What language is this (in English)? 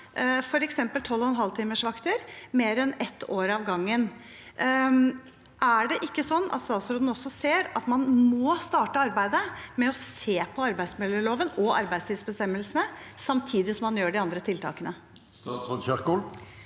Norwegian